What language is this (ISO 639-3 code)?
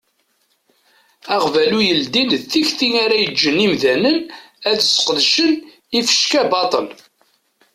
kab